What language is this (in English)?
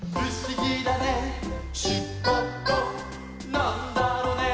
Japanese